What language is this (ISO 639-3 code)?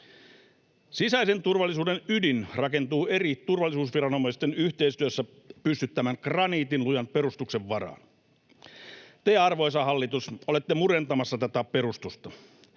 fin